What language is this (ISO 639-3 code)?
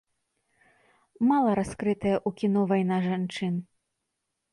bel